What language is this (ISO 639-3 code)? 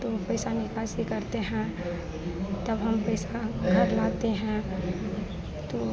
hin